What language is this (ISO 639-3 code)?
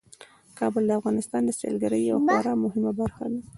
pus